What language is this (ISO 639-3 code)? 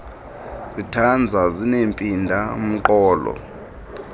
xho